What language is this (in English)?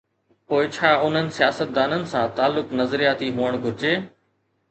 Sindhi